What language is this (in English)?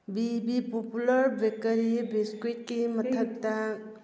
Manipuri